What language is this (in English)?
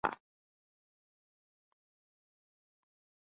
Chinese